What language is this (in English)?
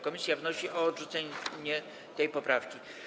Polish